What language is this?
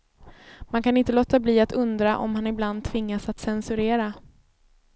Swedish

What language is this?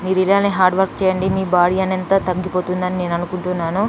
Telugu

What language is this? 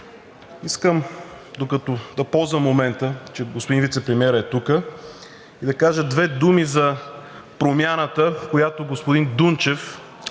Bulgarian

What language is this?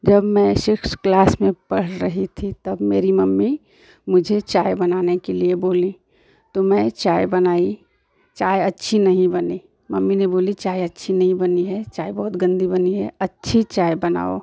Hindi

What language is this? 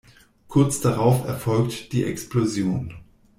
German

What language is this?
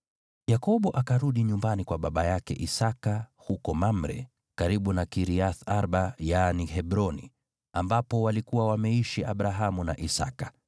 Swahili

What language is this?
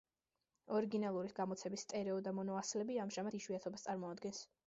Georgian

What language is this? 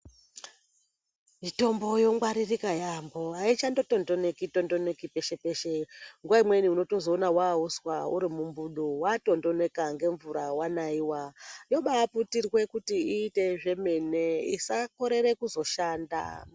Ndau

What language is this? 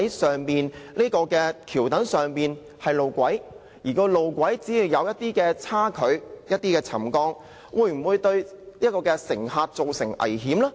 Cantonese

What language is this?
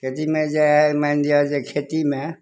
Maithili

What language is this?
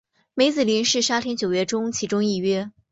Chinese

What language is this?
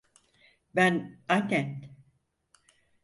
Turkish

